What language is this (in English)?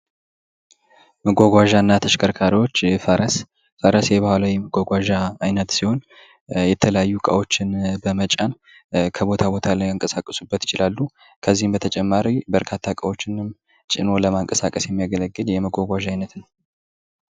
Amharic